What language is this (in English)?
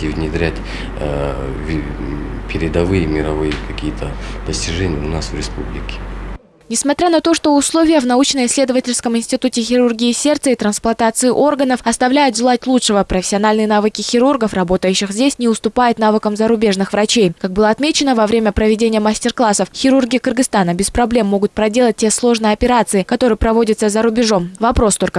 Russian